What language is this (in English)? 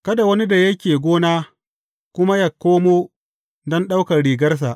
Hausa